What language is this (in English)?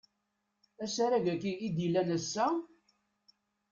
Kabyle